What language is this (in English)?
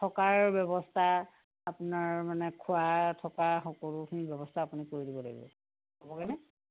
Assamese